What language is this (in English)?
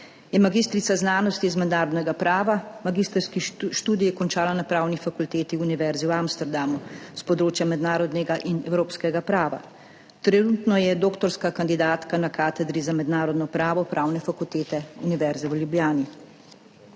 Slovenian